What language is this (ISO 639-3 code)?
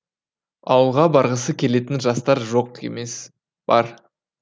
kaz